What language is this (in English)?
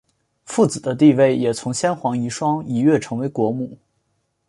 Chinese